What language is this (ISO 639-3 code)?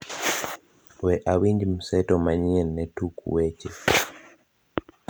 luo